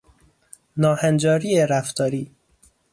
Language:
Persian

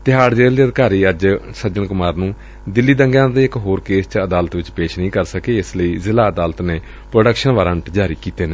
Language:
Punjabi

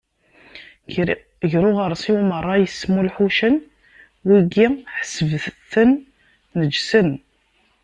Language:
Kabyle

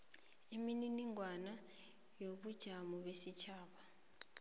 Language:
South Ndebele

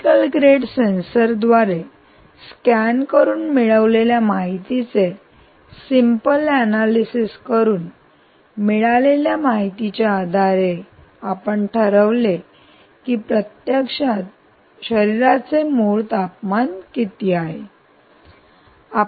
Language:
Marathi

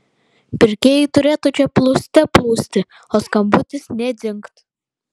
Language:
Lithuanian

